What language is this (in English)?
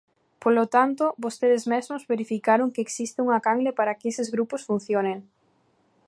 Galician